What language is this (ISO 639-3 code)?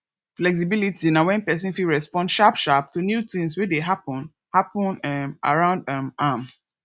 pcm